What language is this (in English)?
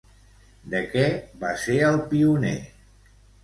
Catalan